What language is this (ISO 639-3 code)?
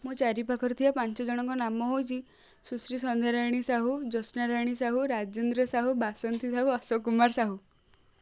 ori